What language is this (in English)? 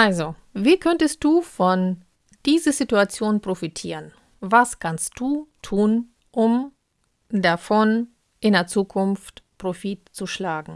German